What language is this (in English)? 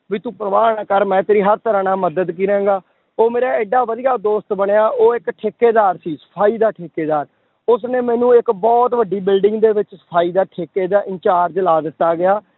Punjabi